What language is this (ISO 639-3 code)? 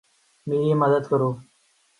urd